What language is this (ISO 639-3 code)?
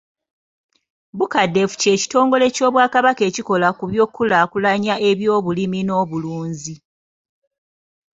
lug